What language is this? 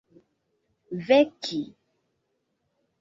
Esperanto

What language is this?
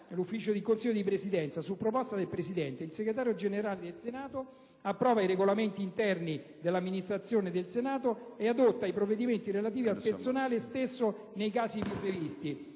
Italian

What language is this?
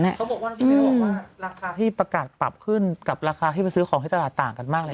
Thai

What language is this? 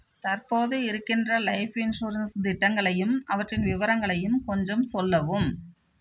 Tamil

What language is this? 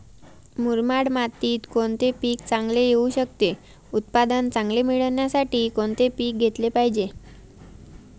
Marathi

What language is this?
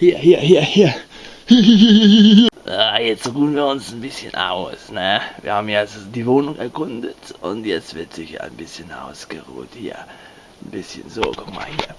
German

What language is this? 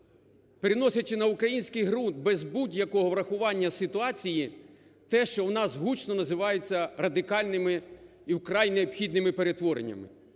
Ukrainian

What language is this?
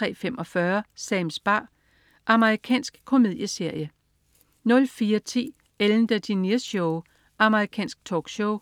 Danish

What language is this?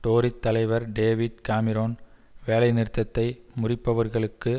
Tamil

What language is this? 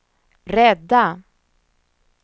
Swedish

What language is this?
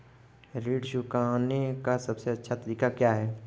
Hindi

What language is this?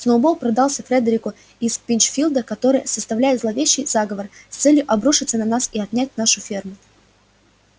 Russian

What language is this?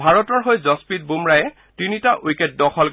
Assamese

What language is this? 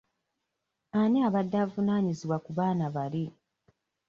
Ganda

